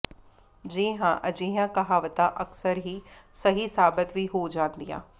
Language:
Punjabi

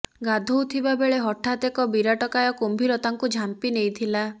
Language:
Odia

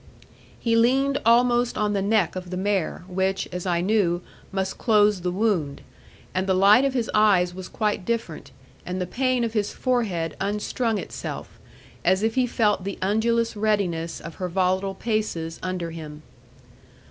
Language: English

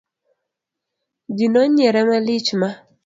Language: Luo (Kenya and Tanzania)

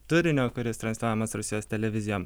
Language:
Lithuanian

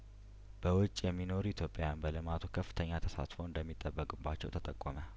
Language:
Amharic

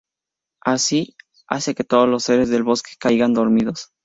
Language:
Spanish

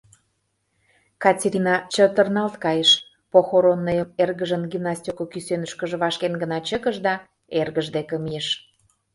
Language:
Mari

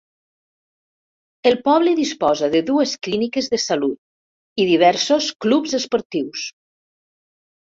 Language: Catalan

